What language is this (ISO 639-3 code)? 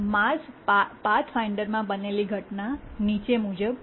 guj